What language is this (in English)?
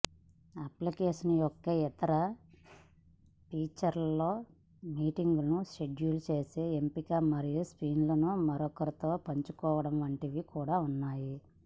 Telugu